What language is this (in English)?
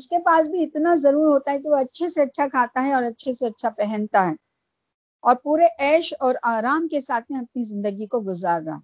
Urdu